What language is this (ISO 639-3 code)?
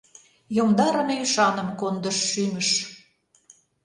chm